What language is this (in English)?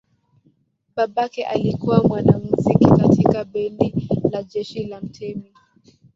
Swahili